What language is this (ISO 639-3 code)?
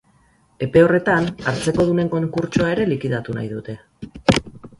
eus